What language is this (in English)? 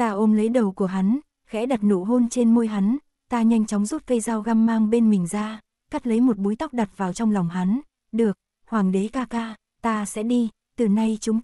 Vietnamese